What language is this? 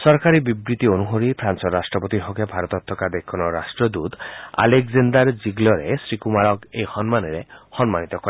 Assamese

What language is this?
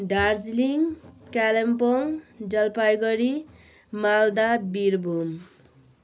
Nepali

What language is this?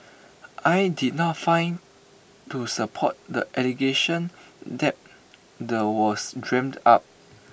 English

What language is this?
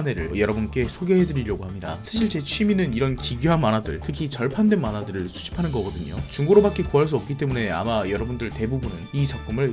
Korean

